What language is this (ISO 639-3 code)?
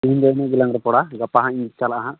sat